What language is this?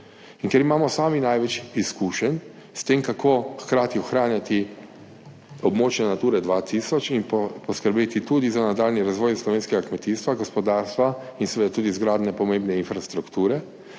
Slovenian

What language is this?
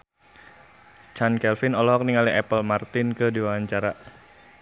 Sundanese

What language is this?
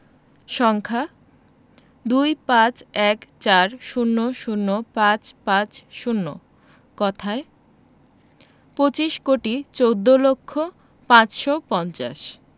Bangla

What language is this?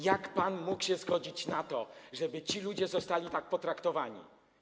Polish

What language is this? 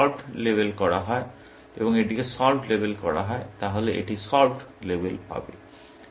Bangla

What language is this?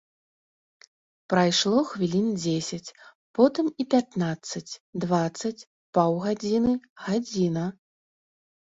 Belarusian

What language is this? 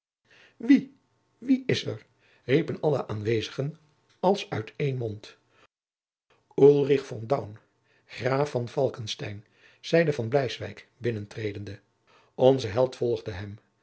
Dutch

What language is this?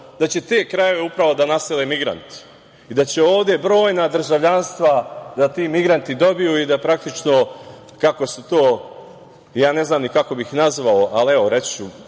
Serbian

